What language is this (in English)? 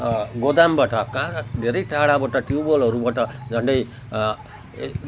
Nepali